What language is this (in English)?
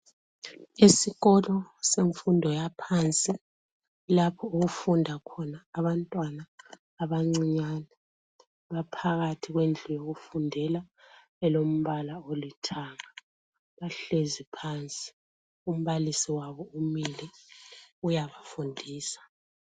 North Ndebele